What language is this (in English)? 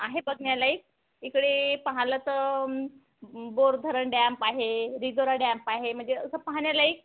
Marathi